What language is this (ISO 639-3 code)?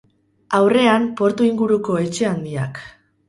eus